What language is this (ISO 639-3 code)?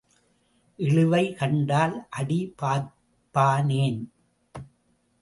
tam